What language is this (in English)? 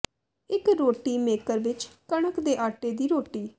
Punjabi